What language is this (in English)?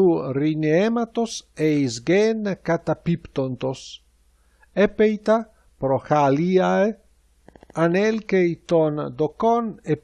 Greek